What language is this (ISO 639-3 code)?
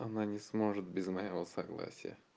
rus